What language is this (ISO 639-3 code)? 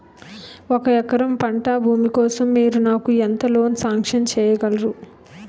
tel